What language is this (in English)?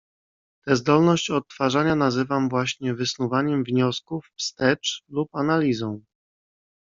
Polish